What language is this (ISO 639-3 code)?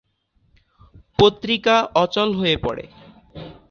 ben